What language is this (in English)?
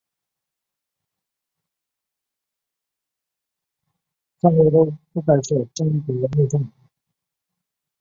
Chinese